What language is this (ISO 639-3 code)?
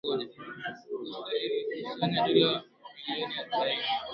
swa